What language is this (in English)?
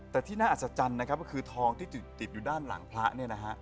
Thai